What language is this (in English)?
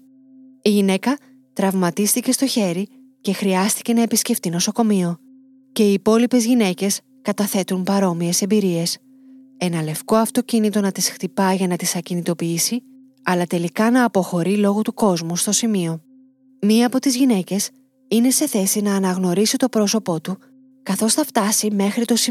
Greek